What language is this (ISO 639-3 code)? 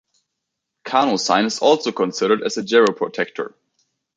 eng